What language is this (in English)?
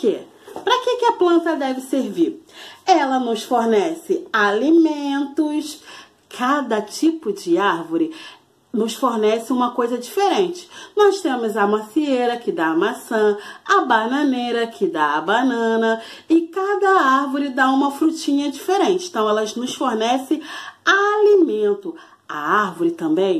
Portuguese